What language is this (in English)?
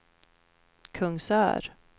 Swedish